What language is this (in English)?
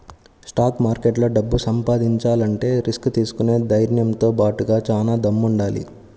Telugu